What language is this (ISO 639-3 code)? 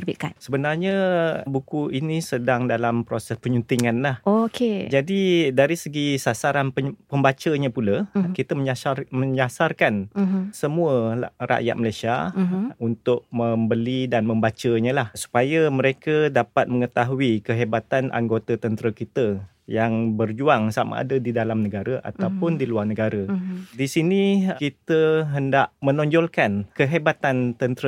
msa